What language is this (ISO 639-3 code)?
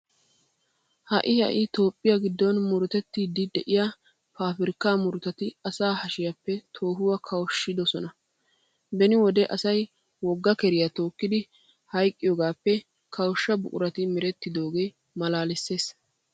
wal